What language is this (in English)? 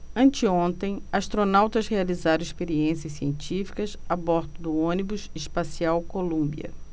Portuguese